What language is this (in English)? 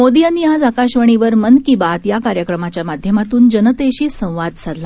Marathi